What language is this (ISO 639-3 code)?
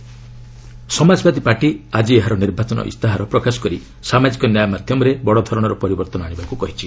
ori